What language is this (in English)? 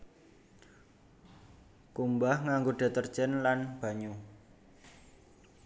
Javanese